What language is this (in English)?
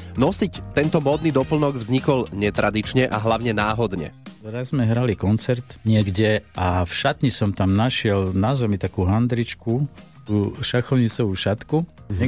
Slovak